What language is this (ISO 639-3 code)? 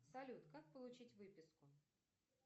rus